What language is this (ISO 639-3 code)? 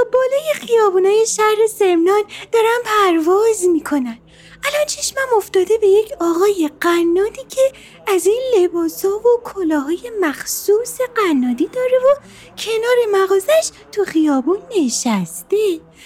fas